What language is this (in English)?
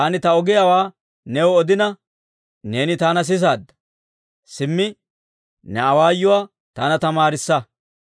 Dawro